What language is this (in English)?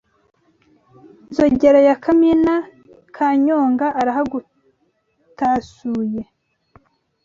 Kinyarwanda